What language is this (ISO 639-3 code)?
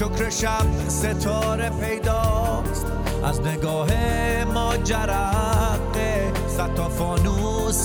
fas